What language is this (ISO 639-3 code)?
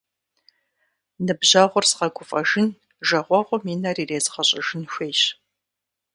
kbd